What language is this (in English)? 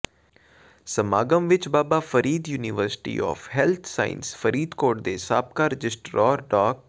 Punjabi